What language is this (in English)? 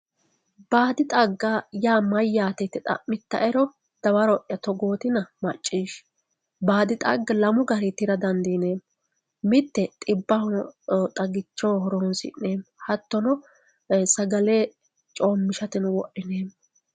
Sidamo